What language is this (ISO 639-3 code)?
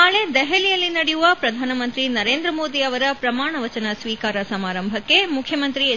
kan